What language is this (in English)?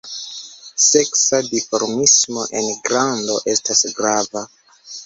Esperanto